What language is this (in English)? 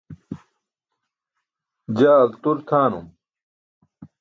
Burushaski